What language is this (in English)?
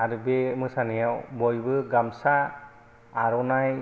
Bodo